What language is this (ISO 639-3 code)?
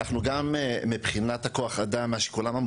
heb